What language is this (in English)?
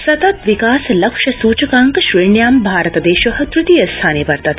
Sanskrit